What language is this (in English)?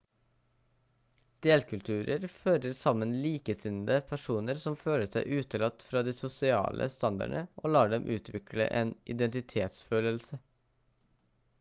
Norwegian Bokmål